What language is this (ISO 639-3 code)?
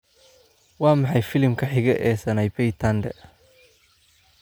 som